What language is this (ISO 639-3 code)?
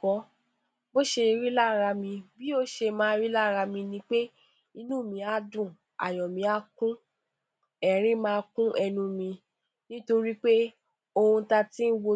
yor